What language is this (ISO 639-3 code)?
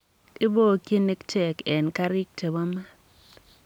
kln